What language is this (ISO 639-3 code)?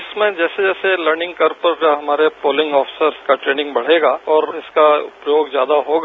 hin